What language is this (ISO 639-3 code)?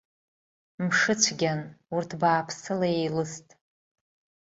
abk